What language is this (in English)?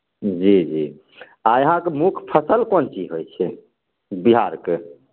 Maithili